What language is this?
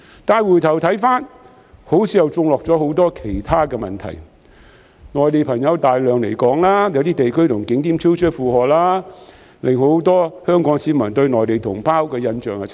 Cantonese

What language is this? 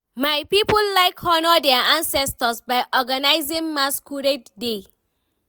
Nigerian Pidgin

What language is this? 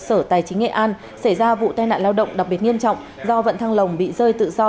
Vietnamese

